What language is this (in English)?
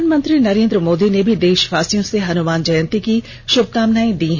Hindi